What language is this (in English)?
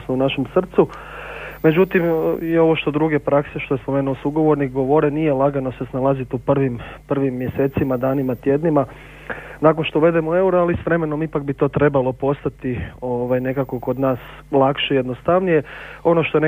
Croatian